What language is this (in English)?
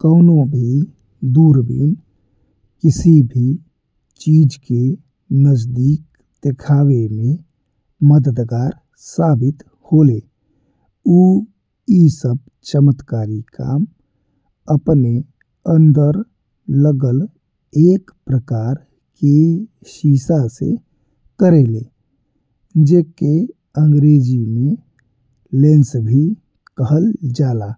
Bhojpuri